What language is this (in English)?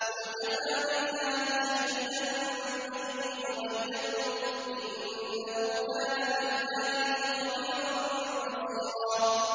Arabic